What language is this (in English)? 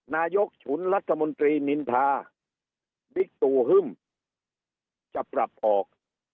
Thai